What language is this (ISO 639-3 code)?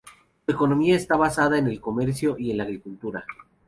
spa